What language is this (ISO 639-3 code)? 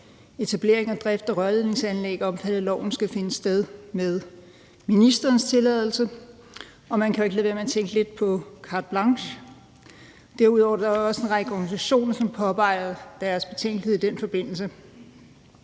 dan